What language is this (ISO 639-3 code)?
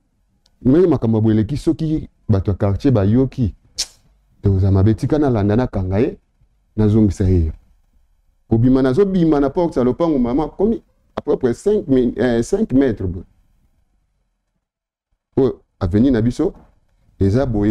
fra